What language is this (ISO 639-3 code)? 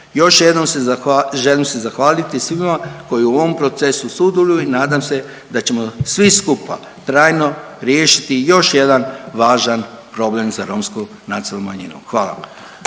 hrv